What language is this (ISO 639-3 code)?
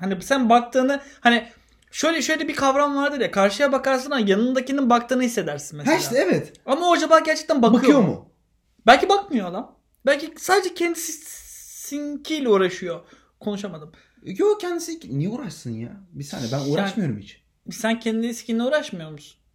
tur